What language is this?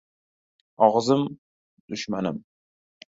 Uzbek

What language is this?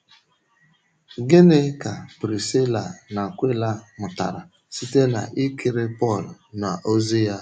Igbo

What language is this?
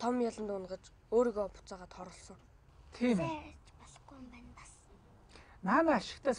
Turkish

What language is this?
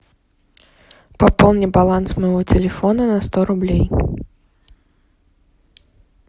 Russian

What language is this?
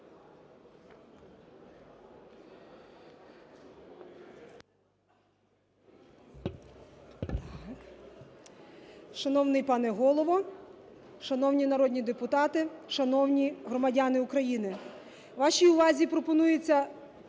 Ukrainian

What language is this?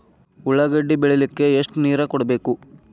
Kannada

